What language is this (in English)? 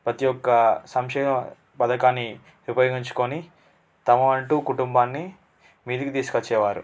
Telugu